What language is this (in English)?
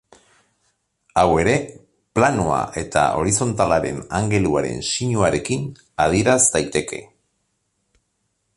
Basque